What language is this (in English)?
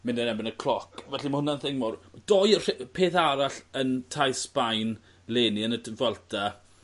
Welsh